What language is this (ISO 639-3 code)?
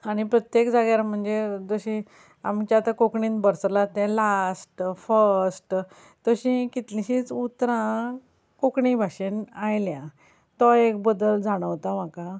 kok